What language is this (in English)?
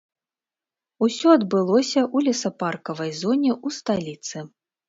Belarusian